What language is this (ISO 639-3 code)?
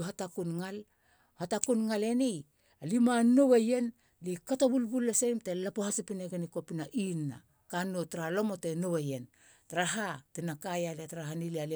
hla